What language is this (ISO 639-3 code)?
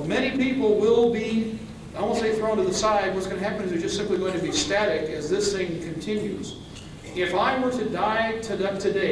eng